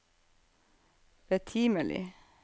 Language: Norwegian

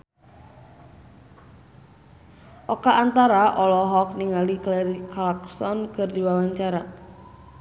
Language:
Sundanese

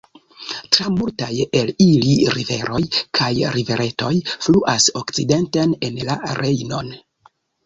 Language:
Esperanto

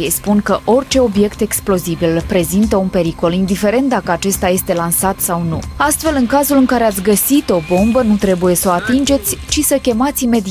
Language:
Romanian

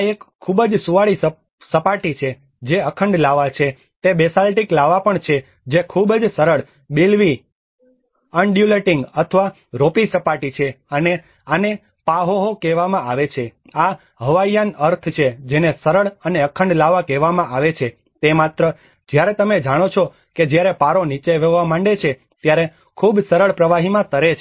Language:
Gujarati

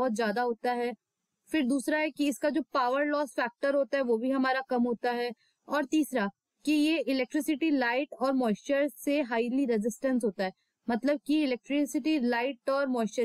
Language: Hindi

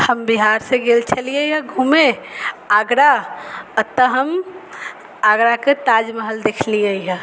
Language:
Maithili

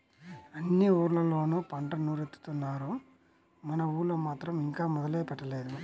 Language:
Telugu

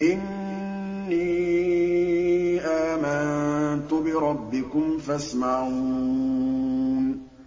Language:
Arabic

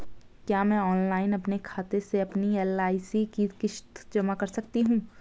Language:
Hindi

